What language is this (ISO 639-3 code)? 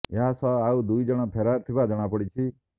ori